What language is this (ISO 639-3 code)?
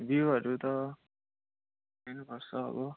nep